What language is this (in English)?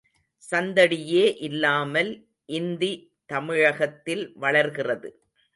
Tamil